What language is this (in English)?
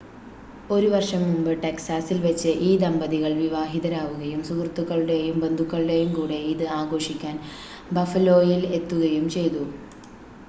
Malayalam